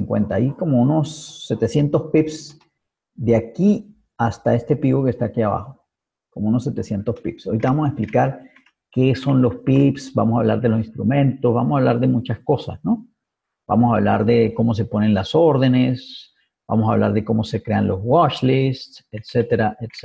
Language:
Spanish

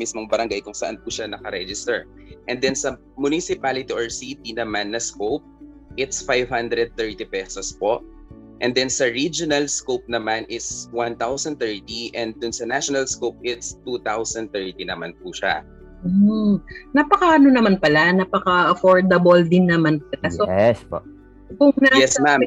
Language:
Filipino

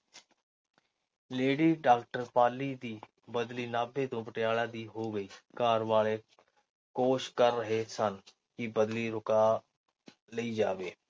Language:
Punjabi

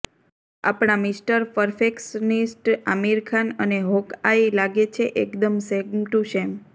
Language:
Gujarati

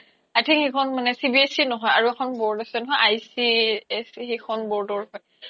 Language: Assamese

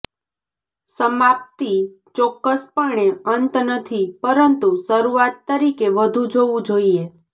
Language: Gujarati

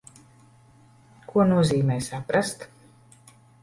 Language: Latvian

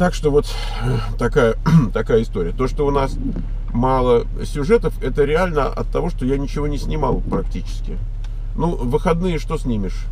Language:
Russian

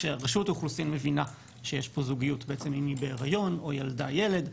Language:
Hebrew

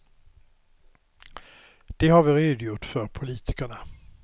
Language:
Swedish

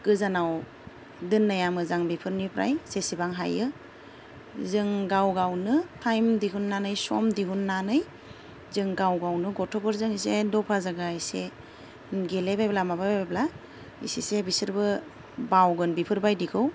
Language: Bodo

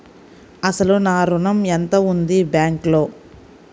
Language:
Telugu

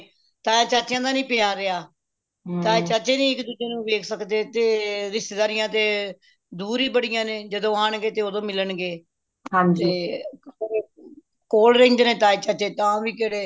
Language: Punjabi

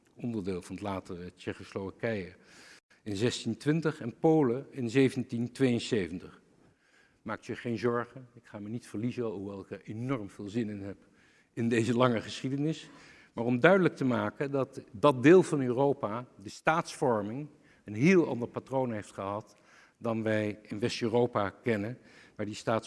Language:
Dutch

